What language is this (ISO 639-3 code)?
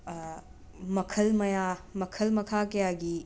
mni